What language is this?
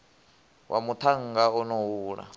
Venda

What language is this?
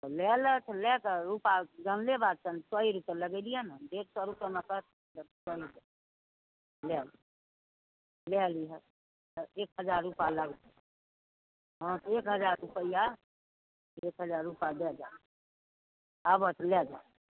Maithili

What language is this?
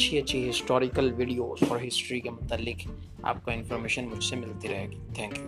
Urdu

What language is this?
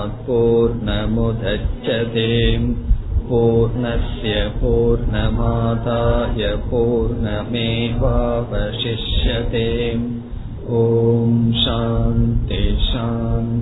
Tamil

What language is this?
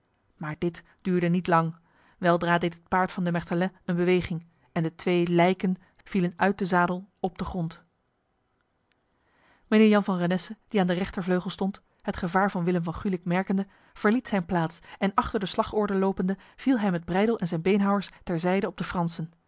Dutch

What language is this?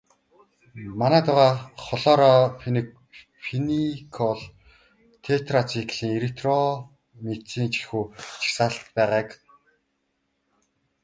Mongolian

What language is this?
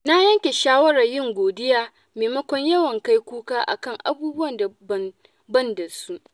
Hausa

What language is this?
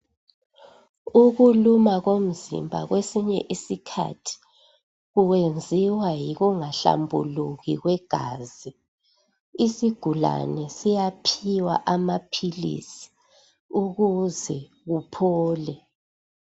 North Ndebele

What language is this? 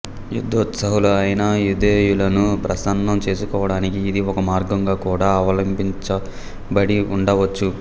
Telugu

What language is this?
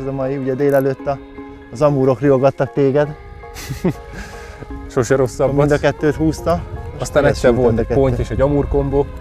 Hungarian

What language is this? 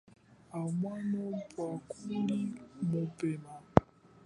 Chokwe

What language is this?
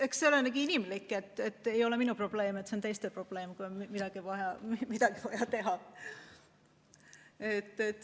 Estonian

